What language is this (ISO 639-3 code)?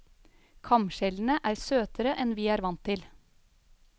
nor